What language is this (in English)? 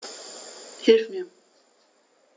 German